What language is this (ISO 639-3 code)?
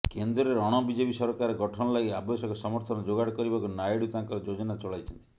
ori